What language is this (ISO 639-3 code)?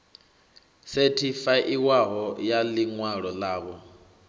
ven